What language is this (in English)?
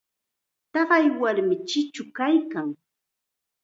Chiquián Ancash Quechua